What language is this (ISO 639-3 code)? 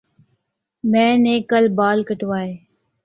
urd